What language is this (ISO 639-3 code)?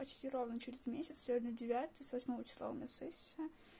rus